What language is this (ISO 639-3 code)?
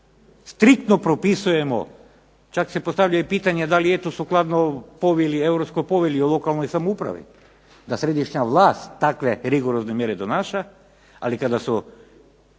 hrv